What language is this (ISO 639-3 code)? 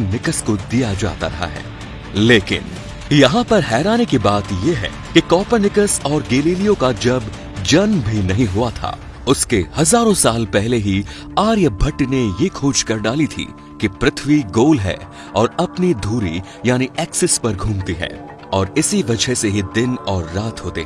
hin